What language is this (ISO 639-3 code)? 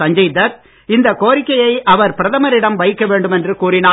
tam